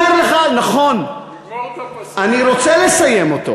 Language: Hebrew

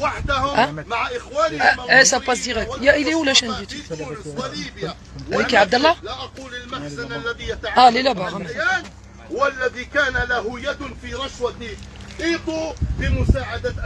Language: Arabic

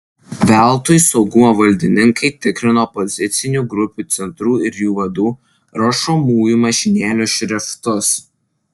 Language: Lithuanian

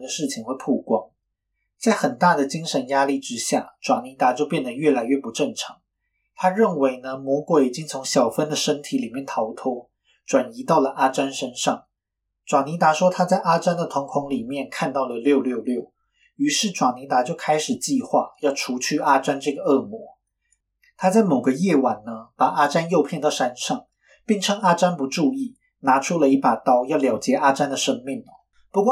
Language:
Chinese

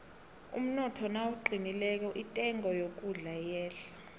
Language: South Ndebele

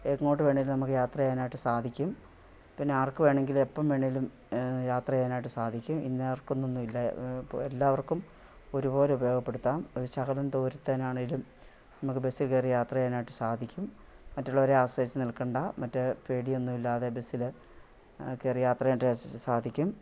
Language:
Malayalam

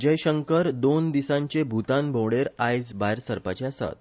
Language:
Konkani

